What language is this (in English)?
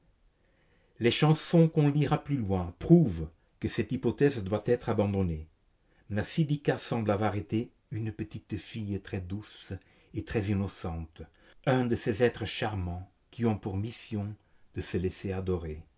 French